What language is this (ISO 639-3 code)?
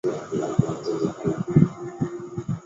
zho